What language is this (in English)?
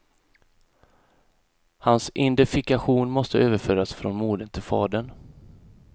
Swedish